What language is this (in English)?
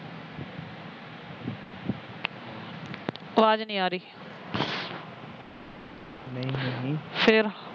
Punjabi